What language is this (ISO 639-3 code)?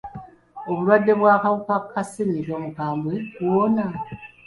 lug